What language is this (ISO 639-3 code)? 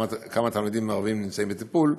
heb